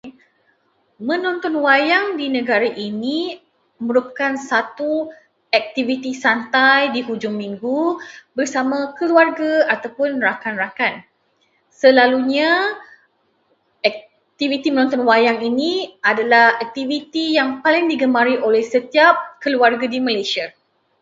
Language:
Malay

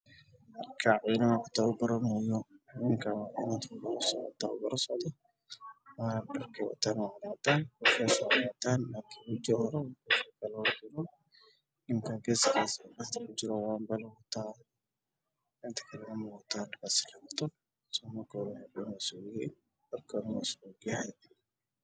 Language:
Somali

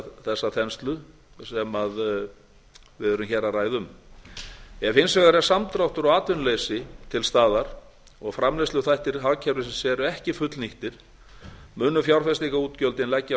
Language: Icelandic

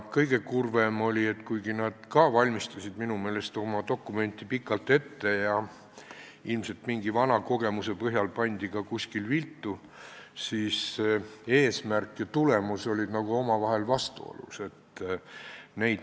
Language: Estonian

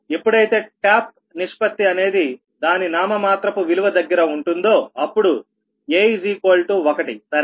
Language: Telugu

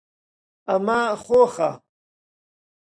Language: Central Kurdish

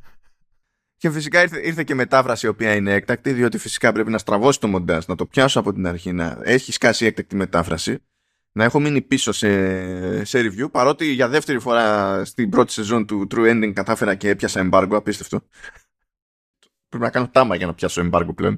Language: Greek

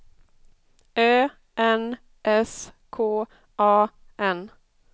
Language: Swedish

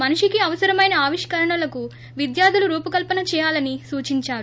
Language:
Telugu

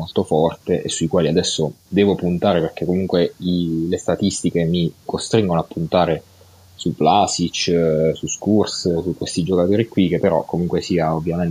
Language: Italian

